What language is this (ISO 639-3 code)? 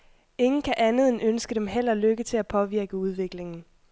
dan